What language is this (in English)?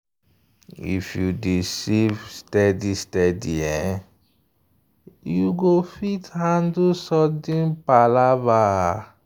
Nigerian Pidgin